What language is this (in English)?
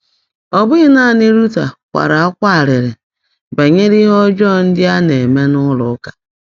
Igbo